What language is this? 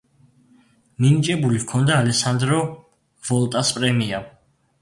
Georgian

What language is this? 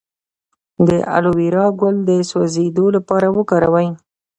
Pashto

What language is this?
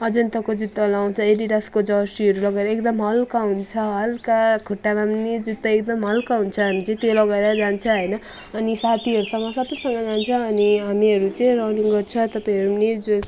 Nepali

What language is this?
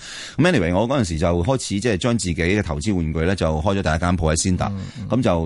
Chinese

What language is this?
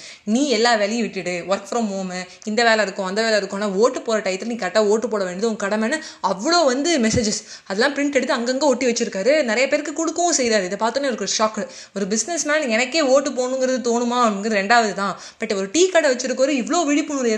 Tamil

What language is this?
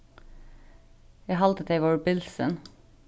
Faroese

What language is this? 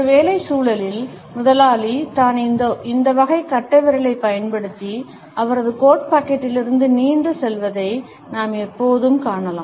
Tamil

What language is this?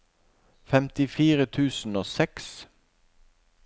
Norwegian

